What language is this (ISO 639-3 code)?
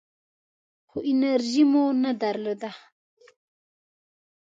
pus